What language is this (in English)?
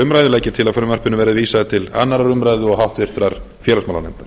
Icelandic